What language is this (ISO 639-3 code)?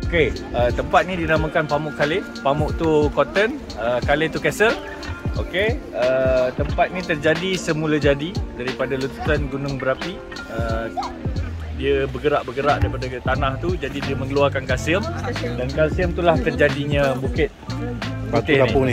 msa